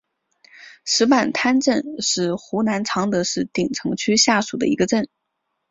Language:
Chinese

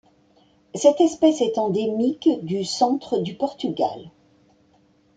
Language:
French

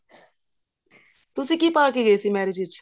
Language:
Punjabi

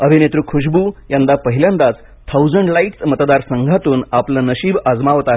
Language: Marathi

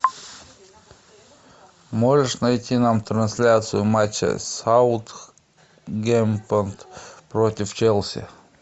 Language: Russian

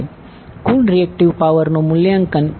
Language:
Gujarati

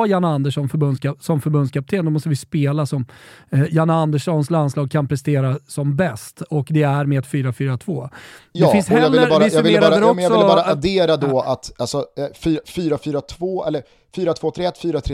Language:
Swedish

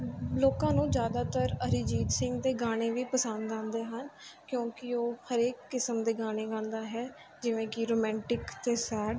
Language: Punjabi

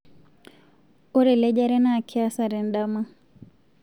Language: Masai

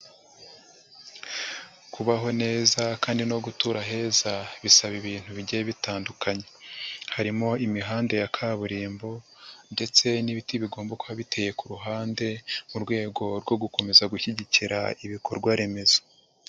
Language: Kinyarwanda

